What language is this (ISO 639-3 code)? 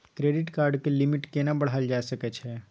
mai